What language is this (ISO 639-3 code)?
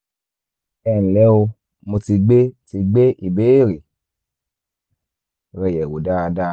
yor